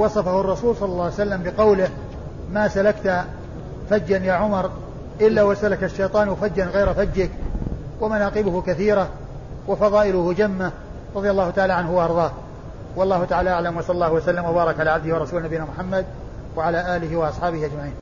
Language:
Arabic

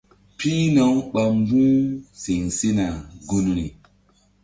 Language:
Mbum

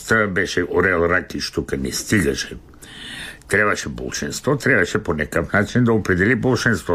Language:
Bulgarian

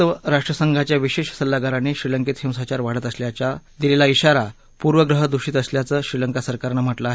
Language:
Marathi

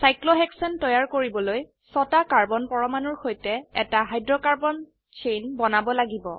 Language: Assamese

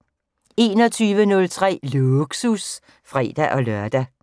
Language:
Danish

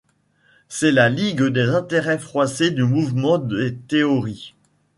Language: French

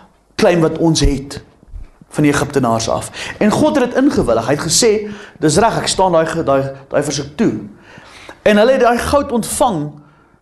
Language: Dutch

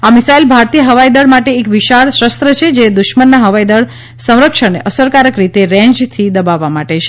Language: Gujarati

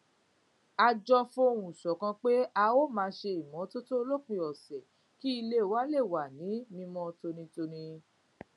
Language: Yoruba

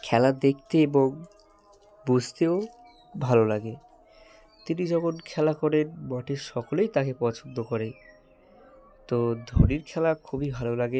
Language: Bangla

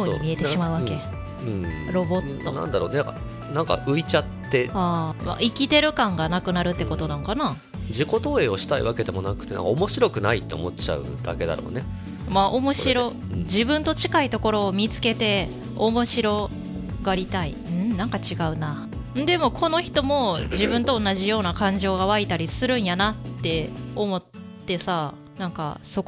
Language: Japanese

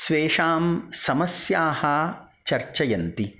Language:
Sanskrit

